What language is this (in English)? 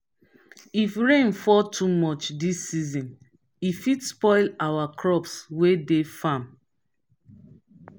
Nigerian Pidgin